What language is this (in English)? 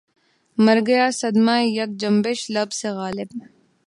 Urdu